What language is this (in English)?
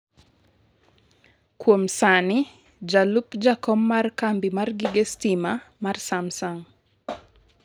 Luo (Kenya and Tanzania)